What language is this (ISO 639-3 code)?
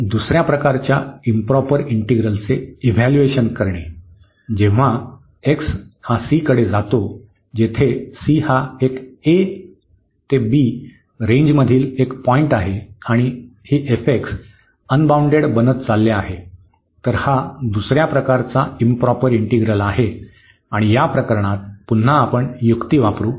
mar